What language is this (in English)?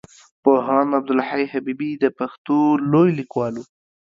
Pashto